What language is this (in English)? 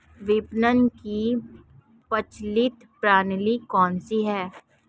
Hindi